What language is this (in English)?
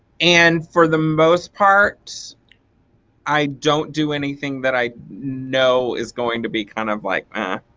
English